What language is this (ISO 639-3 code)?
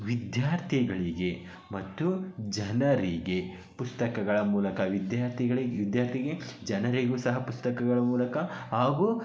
kan